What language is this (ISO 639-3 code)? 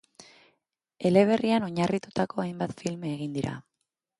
eus